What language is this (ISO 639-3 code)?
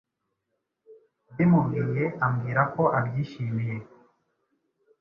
kin